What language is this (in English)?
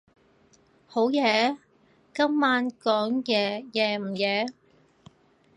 Cantonese